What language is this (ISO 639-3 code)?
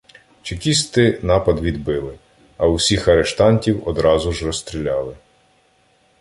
ukr